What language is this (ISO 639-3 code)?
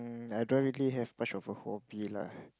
eng